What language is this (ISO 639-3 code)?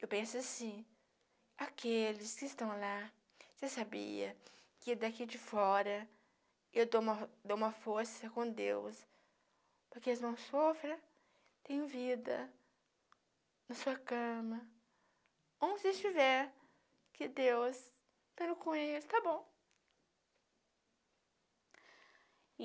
por